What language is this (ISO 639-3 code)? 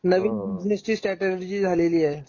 mar